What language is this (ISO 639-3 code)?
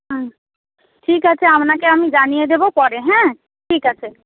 ben